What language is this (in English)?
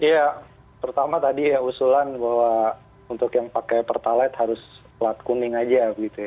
Indonesian